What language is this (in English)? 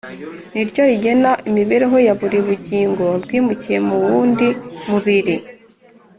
Kinyarwanda